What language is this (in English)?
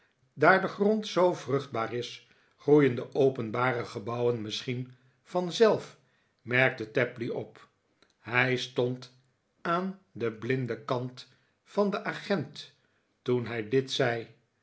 Dutch